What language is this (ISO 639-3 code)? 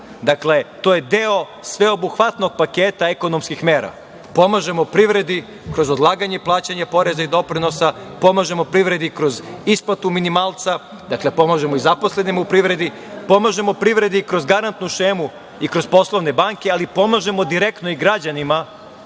srp